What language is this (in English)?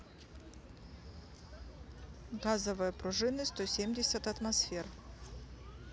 Russian